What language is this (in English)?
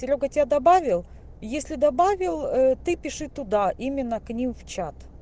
Russian